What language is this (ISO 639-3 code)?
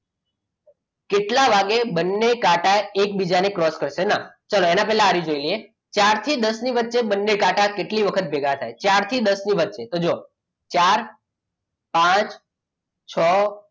guj